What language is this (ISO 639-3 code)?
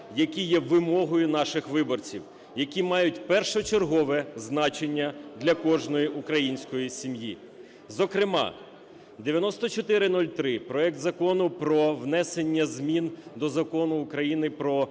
ukr